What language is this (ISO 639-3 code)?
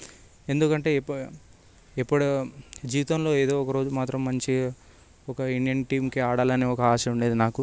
tel